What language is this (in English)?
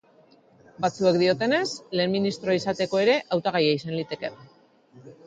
Basque